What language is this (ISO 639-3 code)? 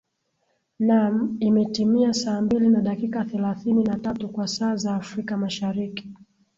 swa